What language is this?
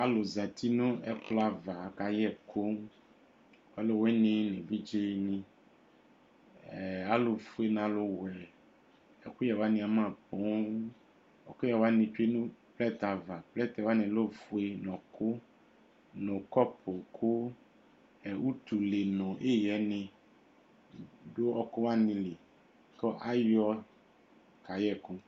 Ikposo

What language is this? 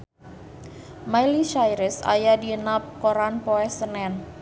Sundanese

